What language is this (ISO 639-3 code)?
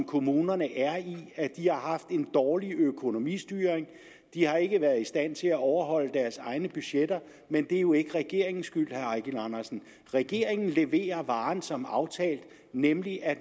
dan